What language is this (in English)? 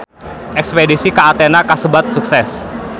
Sundanese